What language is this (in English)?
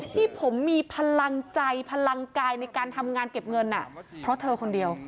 Thai